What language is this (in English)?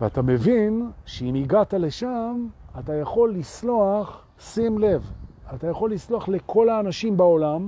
Hebrew